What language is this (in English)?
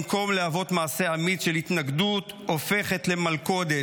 Hebrew